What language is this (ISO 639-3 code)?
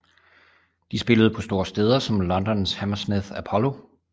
dan